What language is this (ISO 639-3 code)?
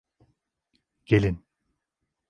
tur